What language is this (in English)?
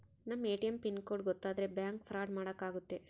Kannada